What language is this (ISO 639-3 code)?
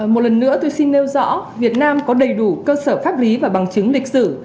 vie